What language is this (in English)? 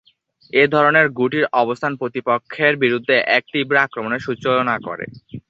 Bangla